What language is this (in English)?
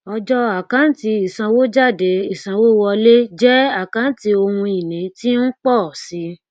Yoruba